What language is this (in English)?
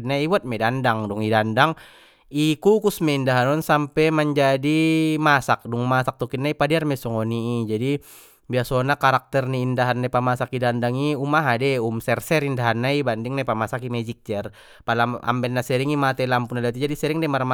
Batak Mandailing